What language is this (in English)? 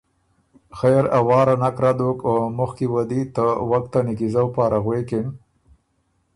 Ormuri